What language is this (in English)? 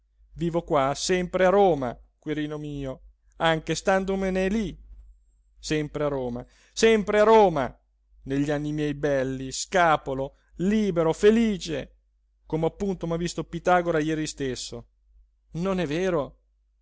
Italian